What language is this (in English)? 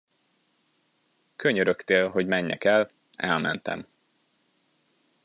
Hungarian